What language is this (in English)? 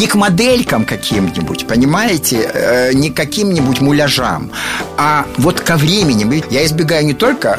Russian